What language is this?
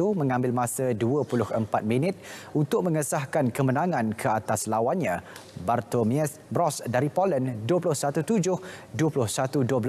Malay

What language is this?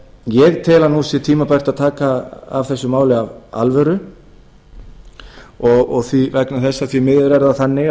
Icelandic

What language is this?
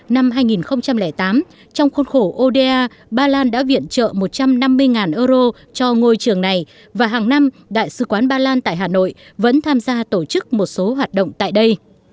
Vietnamese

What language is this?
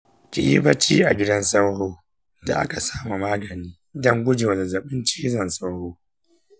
Hausa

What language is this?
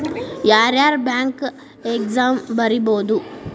Kannada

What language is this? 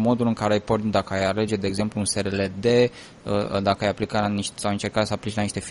Romanian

